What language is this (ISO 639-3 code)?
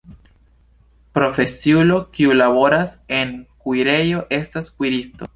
epo